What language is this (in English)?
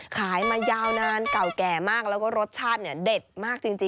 Thai